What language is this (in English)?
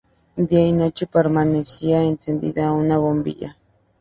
Spanish